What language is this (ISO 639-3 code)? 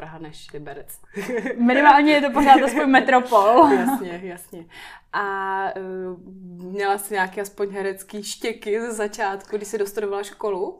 ces